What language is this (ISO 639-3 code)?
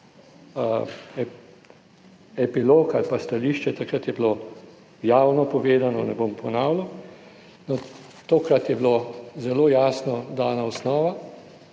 slv